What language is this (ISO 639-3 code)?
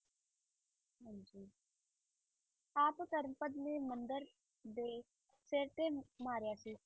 pan